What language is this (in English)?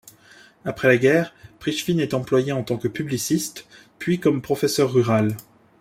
French